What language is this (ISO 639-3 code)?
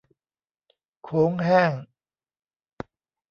tha